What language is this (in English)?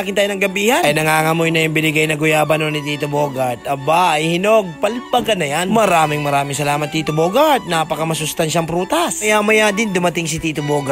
Filipino